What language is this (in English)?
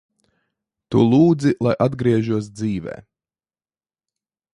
Latvian